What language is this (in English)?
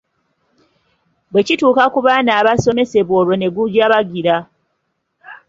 Ganda